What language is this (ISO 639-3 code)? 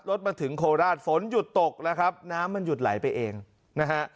tha